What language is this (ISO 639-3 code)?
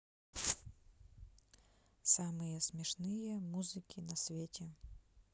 rus